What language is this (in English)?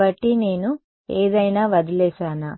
Telugu